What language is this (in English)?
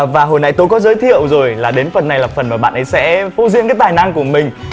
Vietnamese